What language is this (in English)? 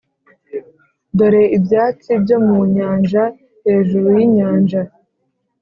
Kinyarwanda